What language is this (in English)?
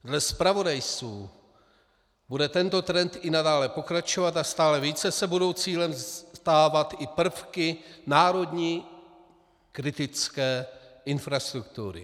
Czech